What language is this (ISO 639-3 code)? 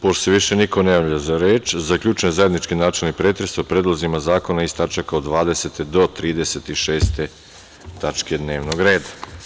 srp